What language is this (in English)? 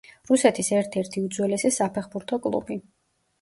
Georgian